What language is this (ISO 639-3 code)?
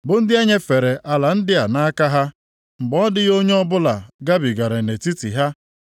ibo